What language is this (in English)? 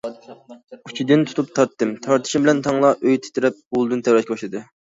Uyghur